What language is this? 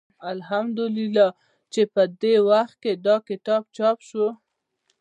Pashto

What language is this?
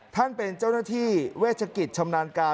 Thai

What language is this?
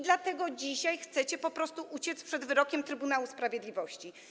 Polish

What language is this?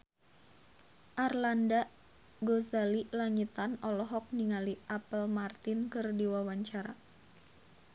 Sundanese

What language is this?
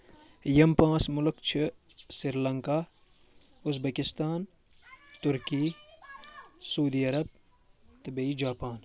Kashmiri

